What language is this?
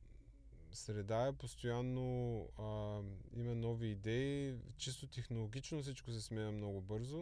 Bulgarian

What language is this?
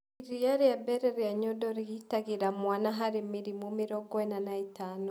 Kikuyu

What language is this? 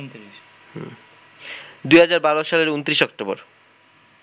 Bangla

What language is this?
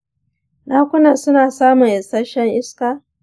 Hausa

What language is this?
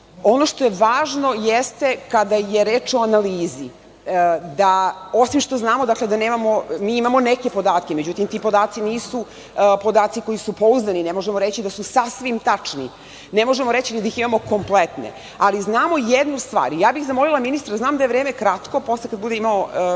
Serbian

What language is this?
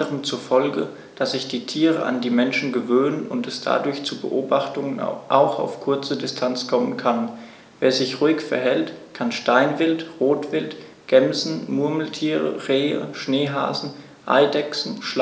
German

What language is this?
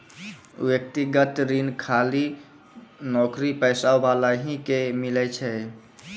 Maithili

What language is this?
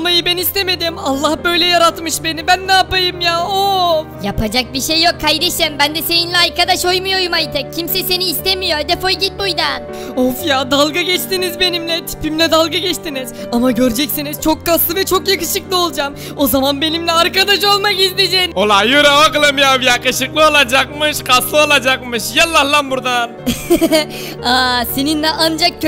Turkish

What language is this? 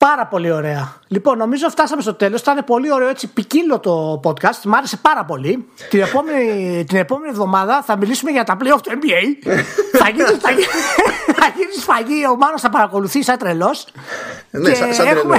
Greek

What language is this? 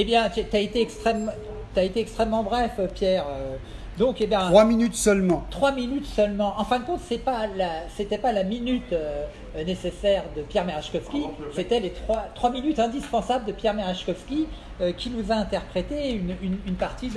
French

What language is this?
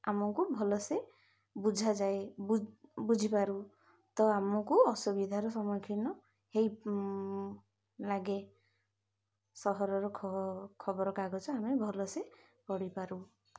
Odia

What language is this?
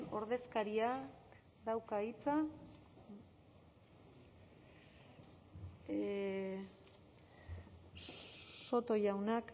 Basque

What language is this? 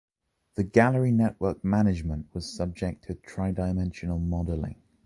English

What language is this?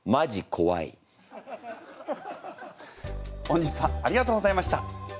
Japanese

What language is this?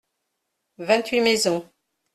French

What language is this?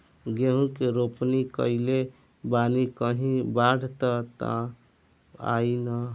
Bhojpuri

